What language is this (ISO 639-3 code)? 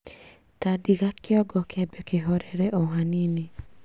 kik